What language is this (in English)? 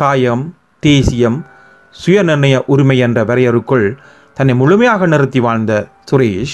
Tamil